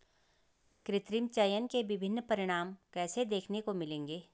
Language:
Hindi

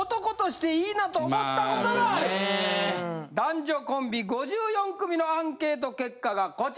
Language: Japanese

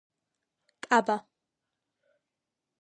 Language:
Georgian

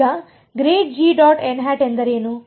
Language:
Kannada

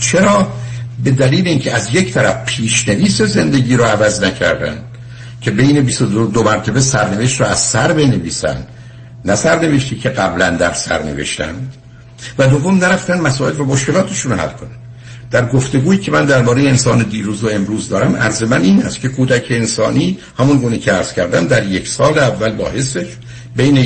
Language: Persian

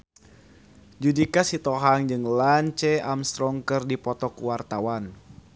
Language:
Sundanese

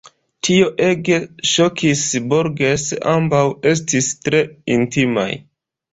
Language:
Esperanto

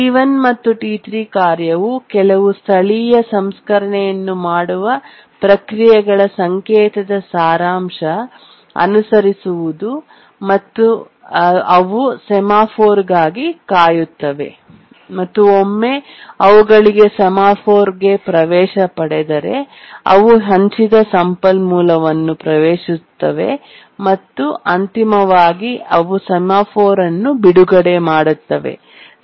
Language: Kannada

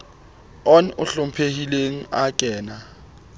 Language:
Southern Sotho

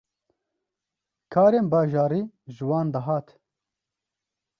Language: Kurdish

